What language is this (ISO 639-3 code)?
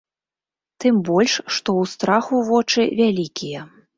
bel